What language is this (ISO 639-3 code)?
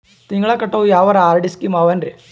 kan